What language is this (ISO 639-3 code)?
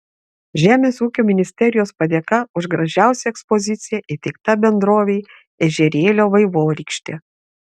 lit